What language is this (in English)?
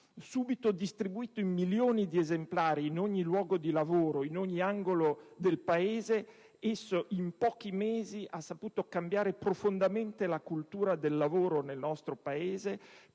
Italian